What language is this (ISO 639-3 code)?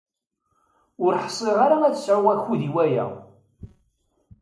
kab